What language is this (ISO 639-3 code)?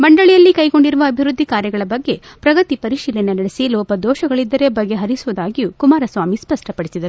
kan